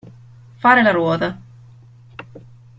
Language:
Italian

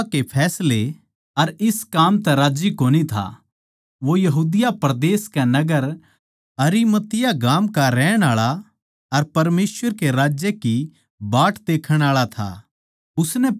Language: Haryanvi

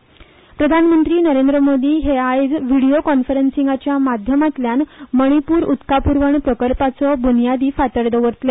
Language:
Konkani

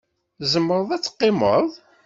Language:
Kabyle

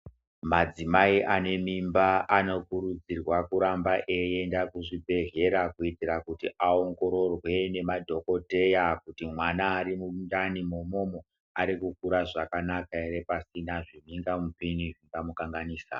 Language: Ndau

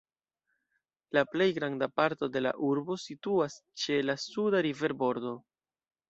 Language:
Esperanto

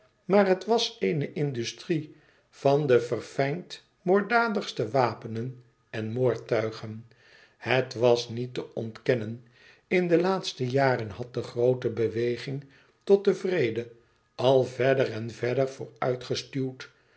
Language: Dutch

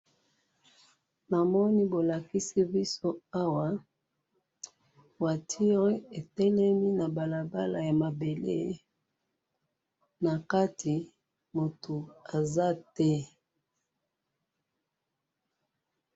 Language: Lingala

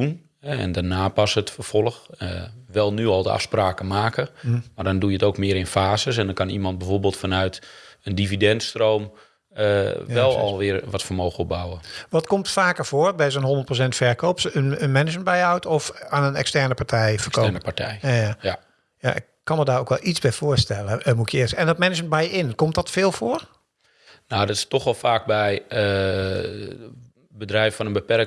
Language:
Dutch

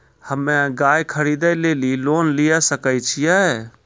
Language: Maithili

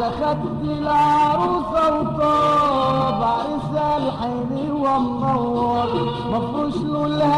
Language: Arabic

